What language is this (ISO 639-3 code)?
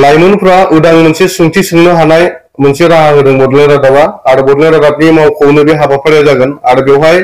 ben